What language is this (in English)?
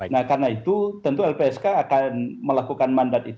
Indonesian